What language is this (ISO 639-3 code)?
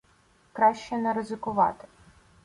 ukr